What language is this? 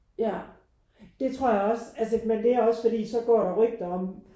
Danish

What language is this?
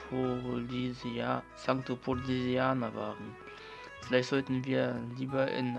German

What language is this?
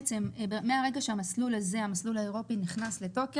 Hebrew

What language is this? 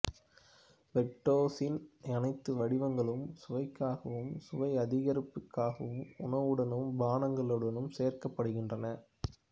Tamil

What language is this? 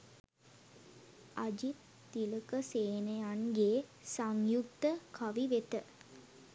Sinhala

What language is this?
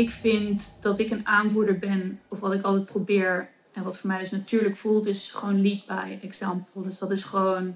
Dutch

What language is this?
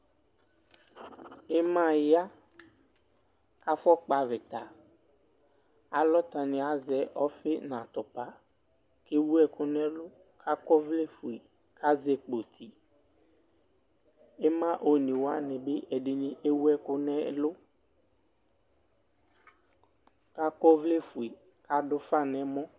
Ikposo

